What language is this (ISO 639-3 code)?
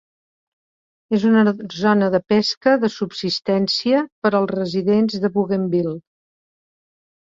cat